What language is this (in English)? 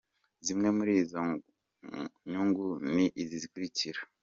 Kinyarwanda